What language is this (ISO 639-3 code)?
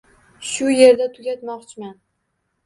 uzb